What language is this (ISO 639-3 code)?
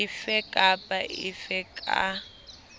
sot